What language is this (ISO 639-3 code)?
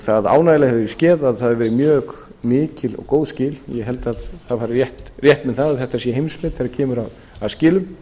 isl